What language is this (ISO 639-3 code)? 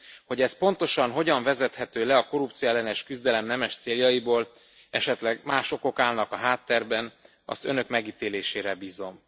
hun